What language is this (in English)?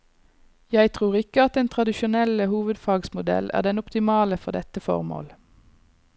Norwegian